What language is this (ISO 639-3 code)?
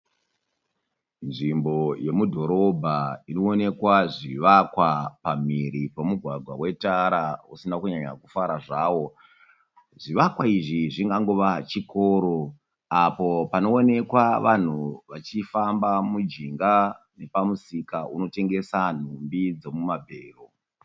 sna